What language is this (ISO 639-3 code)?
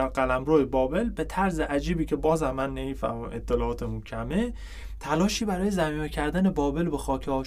fas